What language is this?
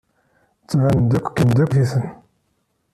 Kabyle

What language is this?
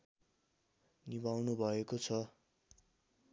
Nepali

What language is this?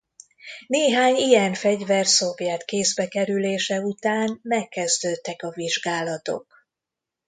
Hungarian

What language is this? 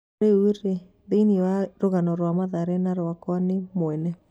Kikuyu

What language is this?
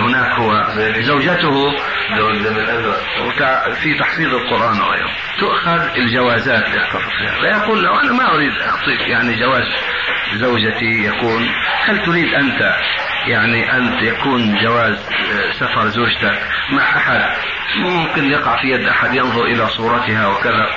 Arabic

